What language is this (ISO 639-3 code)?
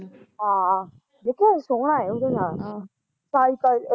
pan